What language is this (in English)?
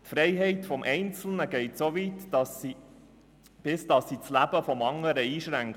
Swiss German